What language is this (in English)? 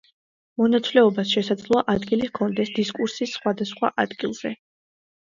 Georgian